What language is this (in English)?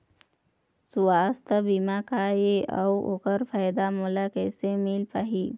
Chhattisgarhi